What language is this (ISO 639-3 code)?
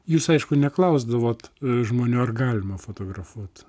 lit